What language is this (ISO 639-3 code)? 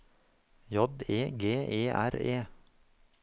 nor